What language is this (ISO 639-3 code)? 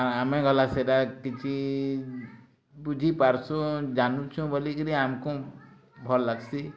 ori